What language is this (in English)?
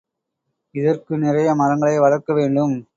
Tamil